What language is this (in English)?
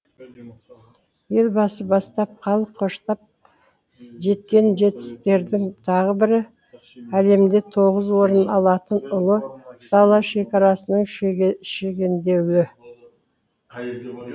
Kazakh